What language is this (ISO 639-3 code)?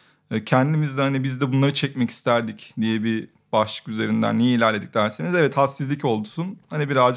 tur